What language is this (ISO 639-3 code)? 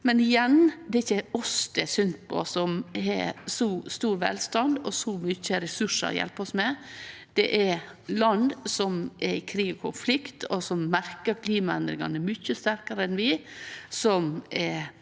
nor